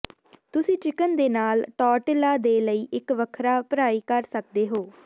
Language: Punjabi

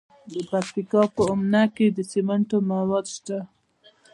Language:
Pashto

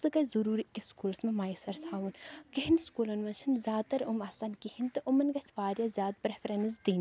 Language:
Kashmiri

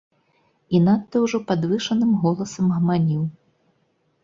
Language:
Belarusian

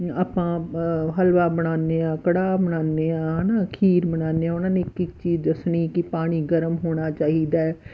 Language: Punjabi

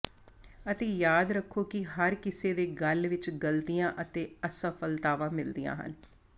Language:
Punjabi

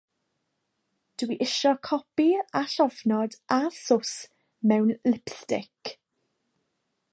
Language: Welsh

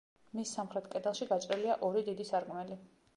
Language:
Georgian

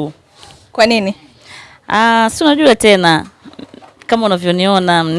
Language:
Swahili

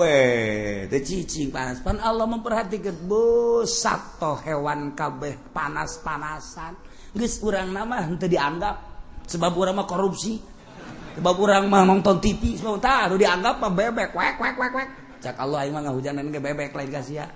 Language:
Indonesian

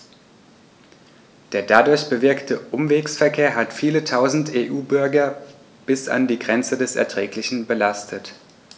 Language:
German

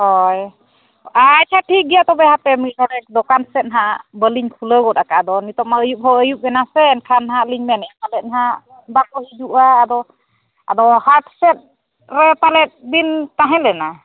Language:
Santali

